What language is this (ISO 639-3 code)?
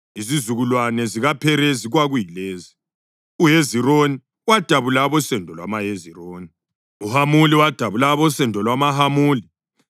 nde